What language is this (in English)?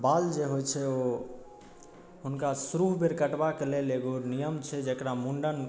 Maithili